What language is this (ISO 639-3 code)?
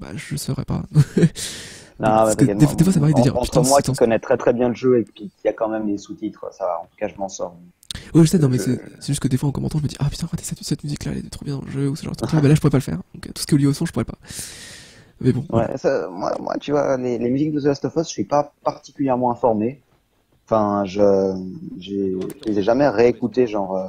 fra